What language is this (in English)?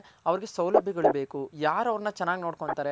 Kannada